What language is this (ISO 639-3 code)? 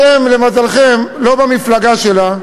heb